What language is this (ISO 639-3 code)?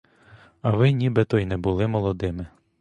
ukr